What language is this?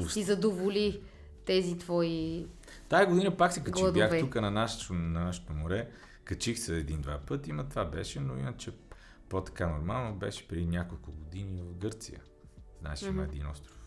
Bulgarian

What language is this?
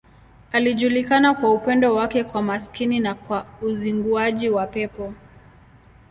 Swahili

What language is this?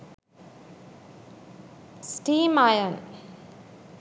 Sinhala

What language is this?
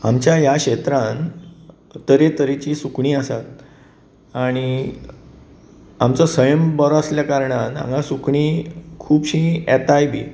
Konkani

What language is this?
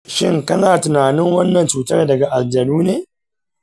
Hausa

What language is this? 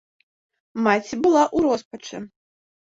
Belarusian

